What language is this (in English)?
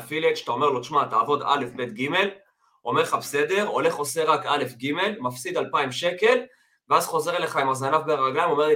Hebrew